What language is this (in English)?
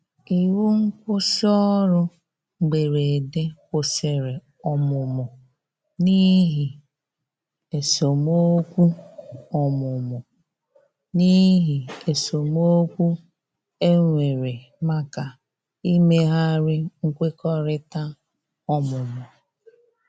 Igbo